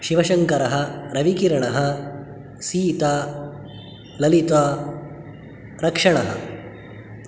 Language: Sanskrit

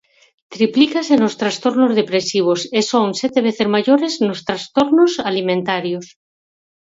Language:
Galician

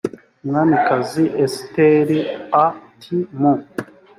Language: Kinyarwanda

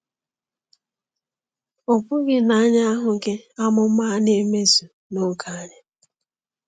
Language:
Igbo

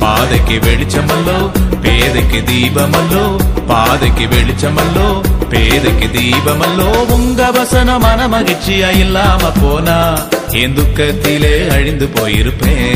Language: Tamil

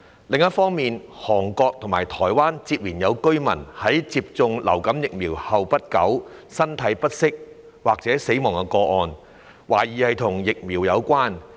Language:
Cantonese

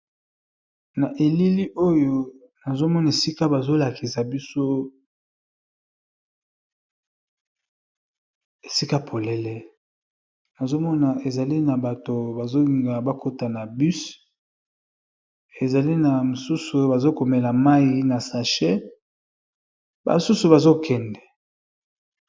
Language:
Lingala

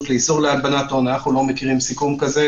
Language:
Hebrew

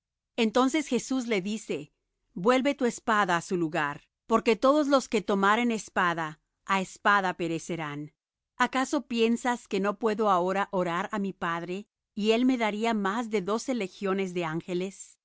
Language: Spanish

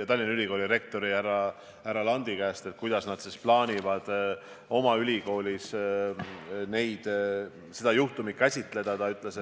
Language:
Estonian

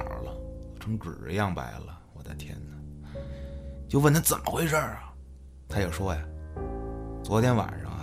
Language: Chinese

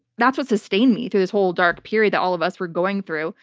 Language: English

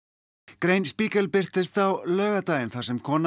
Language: Icelandic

